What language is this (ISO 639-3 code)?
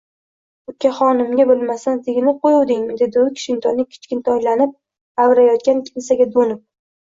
uzb